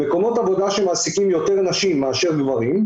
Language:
Hebrew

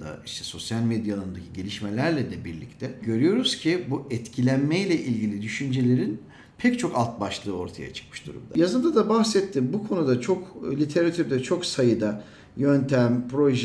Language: Turkish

